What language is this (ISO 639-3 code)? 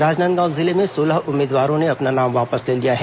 hin